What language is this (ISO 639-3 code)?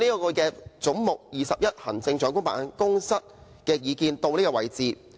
yue